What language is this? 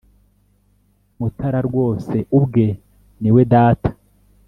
Kinyarwanda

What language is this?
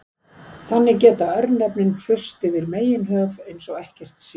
Icelandic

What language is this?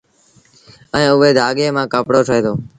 Sindhi Bhil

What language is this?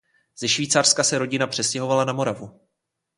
Czech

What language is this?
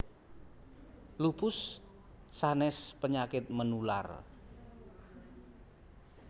Javanese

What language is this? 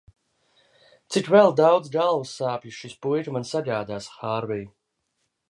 Latvian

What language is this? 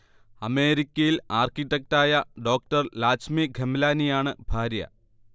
Malayalam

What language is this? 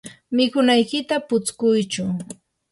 Yanahuanca Pasco Quechua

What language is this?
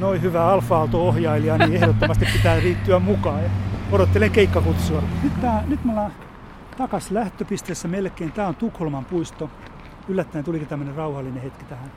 Finnish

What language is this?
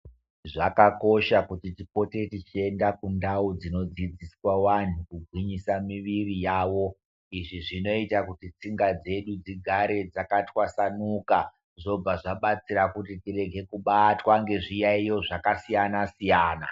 Ndau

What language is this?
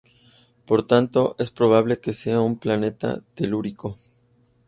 Spanish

